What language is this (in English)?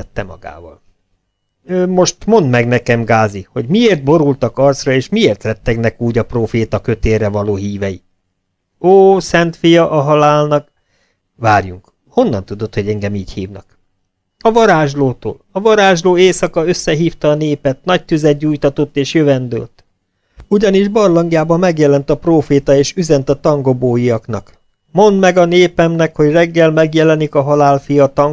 Hungarian